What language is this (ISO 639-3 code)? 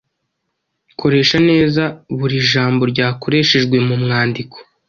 kin